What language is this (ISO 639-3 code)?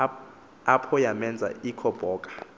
xho